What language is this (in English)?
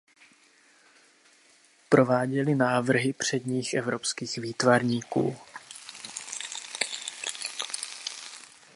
Czech